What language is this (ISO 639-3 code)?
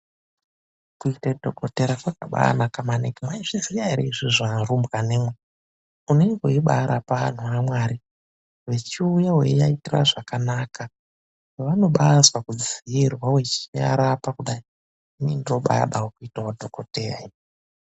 ndc